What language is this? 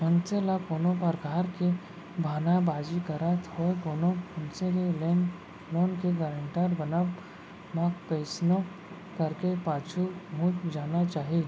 Chhattisgarhi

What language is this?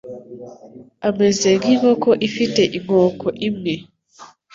Kinyarwanda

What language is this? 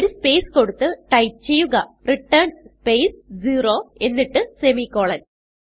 Malayalam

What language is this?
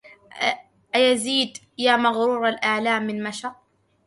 Arabic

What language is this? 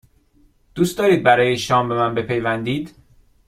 Persian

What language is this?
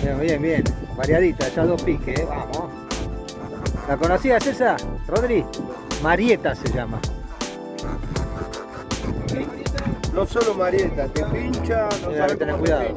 Spanish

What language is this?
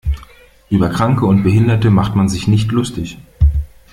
German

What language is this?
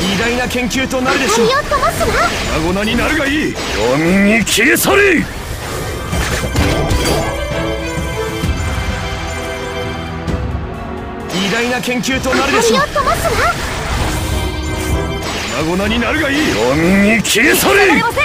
Japanese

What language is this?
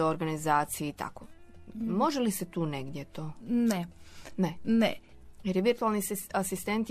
Croatian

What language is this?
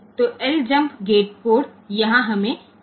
Gujarati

